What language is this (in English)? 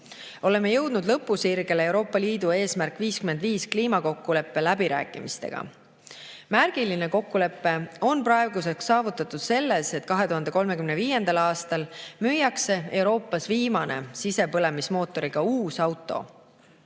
Estonian